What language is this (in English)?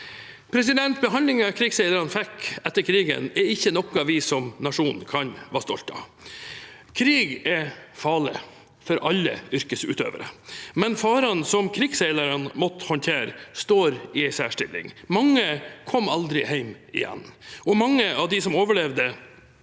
Norwegian